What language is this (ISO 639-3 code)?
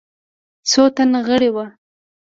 pus